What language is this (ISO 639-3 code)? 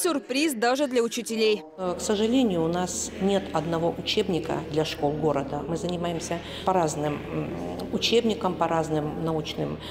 rus